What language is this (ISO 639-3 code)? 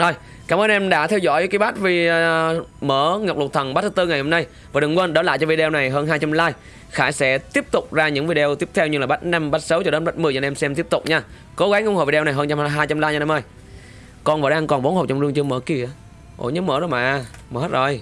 vie